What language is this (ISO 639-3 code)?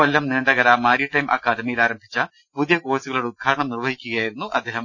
mal